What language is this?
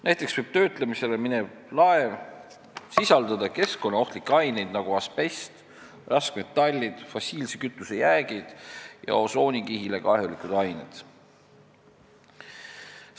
Estonian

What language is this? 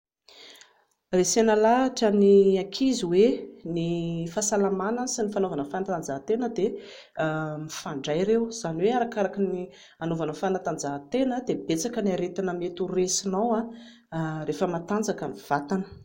Malagasy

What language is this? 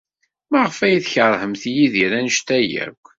Kabyle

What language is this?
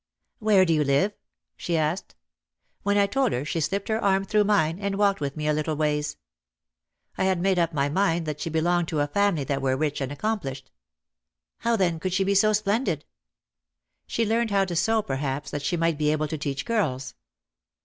English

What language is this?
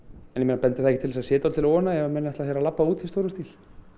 Icelandic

